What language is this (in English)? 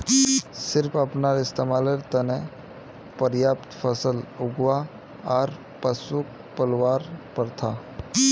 Magahi